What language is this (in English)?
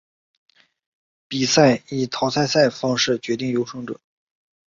Chinese